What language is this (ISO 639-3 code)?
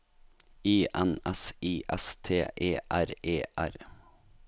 nor